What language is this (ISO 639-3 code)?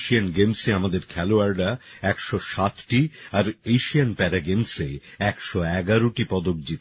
ben